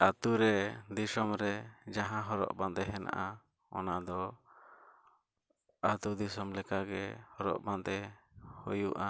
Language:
Santali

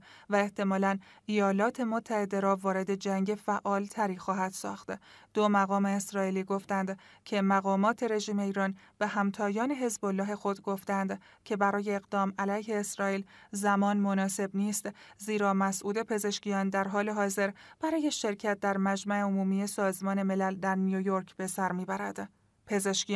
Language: Persian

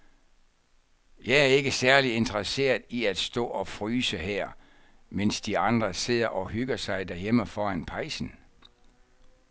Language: Danish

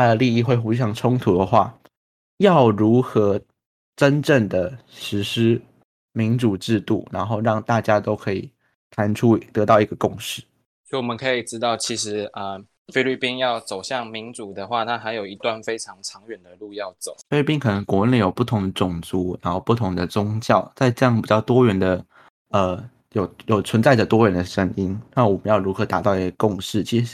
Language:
Chinese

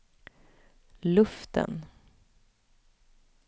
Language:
Swedish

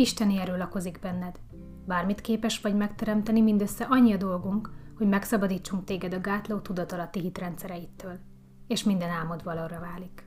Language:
Hungarian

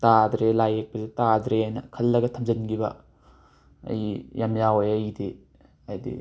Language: Manipuri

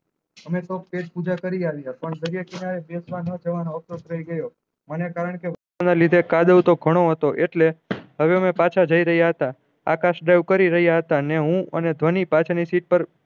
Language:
Gujarati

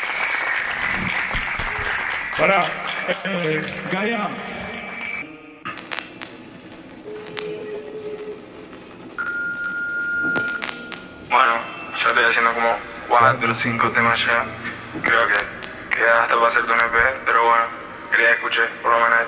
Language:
Romanian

